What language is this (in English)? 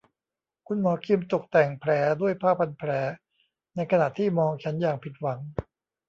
Thai